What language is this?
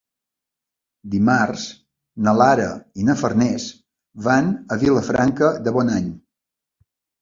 Catalan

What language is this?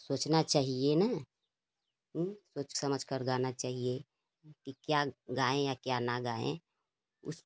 Hindi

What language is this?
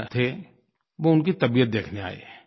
Hindi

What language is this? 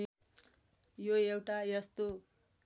Nepali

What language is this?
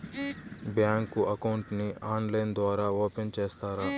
Telugu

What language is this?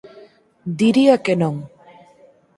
Galician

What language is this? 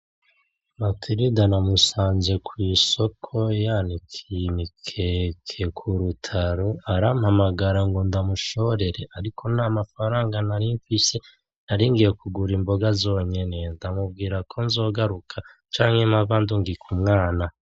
Rundi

